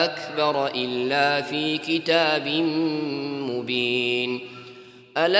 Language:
Arabic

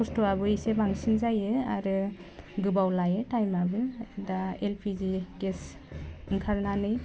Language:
Bodo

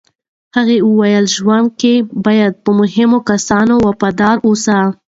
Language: Pashto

